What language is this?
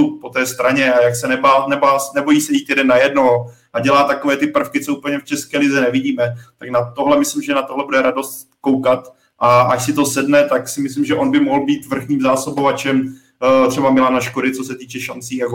Czech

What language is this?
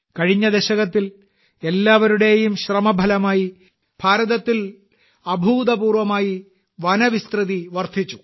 Malayalam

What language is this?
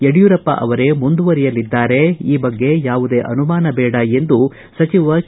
Kannada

